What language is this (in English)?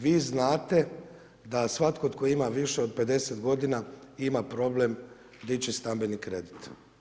Croatian